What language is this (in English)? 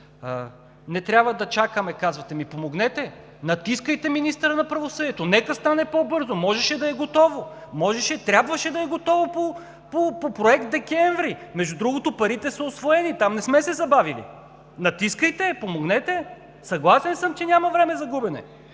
Bulgarian